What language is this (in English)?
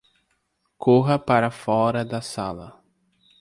Portuguese